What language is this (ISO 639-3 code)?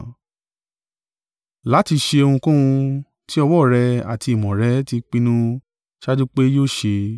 yor